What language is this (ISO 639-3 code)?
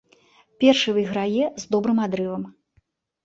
bel